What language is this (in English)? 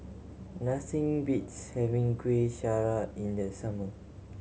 English